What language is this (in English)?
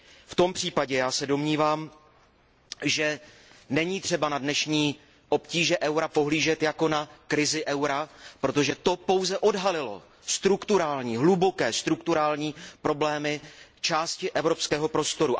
Czech